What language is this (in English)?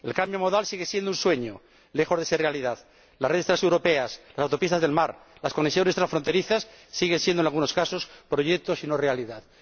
Spanish